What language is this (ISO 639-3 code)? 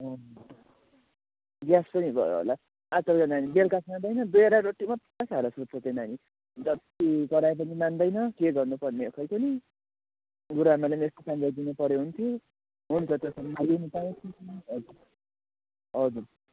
nep